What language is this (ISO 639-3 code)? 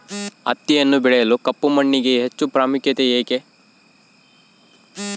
kan